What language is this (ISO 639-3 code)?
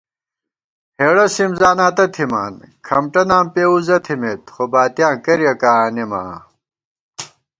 gwt